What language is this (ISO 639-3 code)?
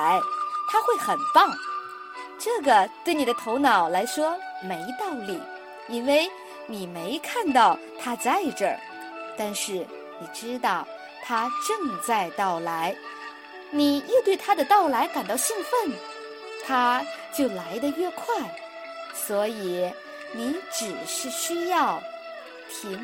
zho